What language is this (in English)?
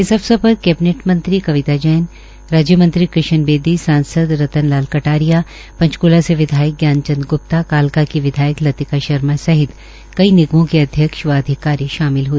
Hindi